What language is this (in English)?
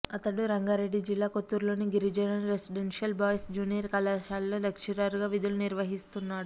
Telugu